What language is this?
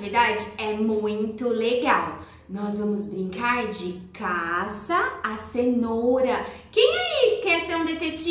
Portuguese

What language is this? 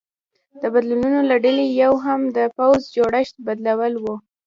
Pashto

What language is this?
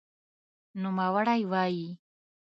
Pashto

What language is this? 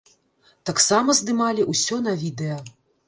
Belarusian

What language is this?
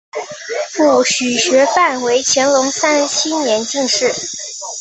Chinese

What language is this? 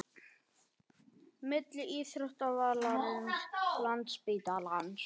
Icelandic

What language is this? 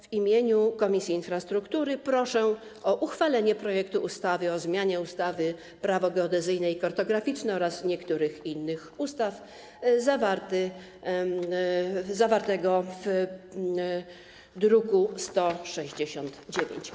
Polish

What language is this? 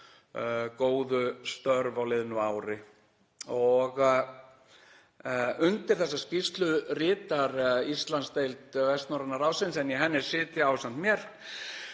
Icelandic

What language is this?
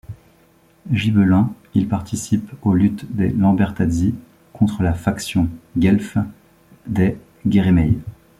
French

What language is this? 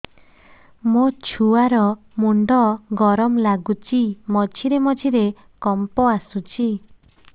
Odia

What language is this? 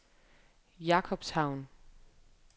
Danish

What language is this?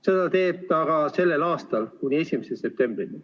Estonian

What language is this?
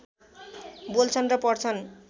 Nepali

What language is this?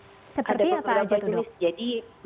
Indonesian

